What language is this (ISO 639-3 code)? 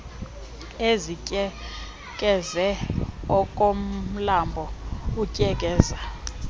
xho